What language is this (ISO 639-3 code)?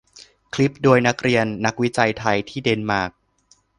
tha